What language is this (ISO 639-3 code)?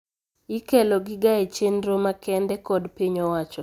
luo